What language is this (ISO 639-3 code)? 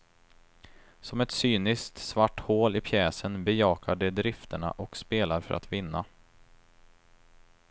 swe